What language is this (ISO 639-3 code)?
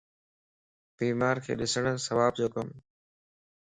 lss